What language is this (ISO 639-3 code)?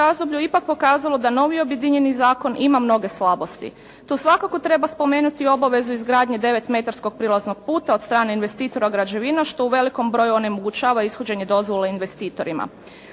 hrv